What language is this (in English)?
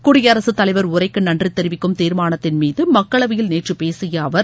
Tamil